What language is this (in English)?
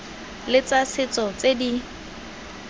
Tswana